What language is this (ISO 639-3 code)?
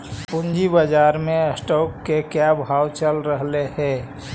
mag